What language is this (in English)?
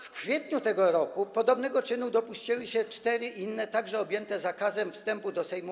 Polish